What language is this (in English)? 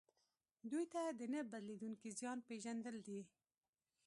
Pashto